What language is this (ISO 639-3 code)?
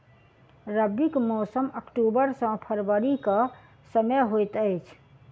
mai